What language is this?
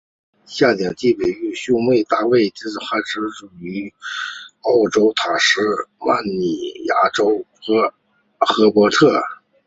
Chinese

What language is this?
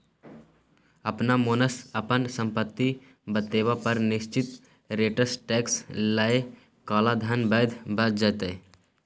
Maithili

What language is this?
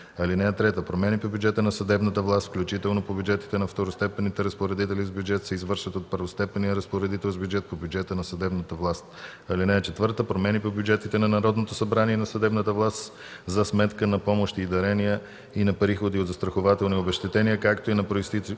Bulgarian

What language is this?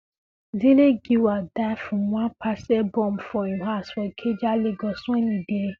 Nigerian Pidgin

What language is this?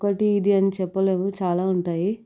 Telugu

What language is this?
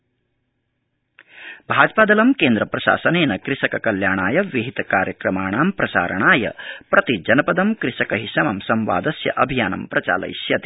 Sanskrit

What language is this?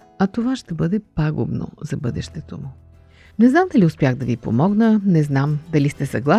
Bulgarian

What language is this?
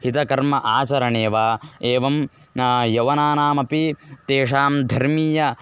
Sanskrit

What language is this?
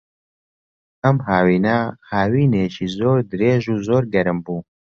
Central Kurdish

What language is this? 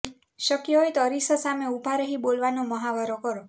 Gujarati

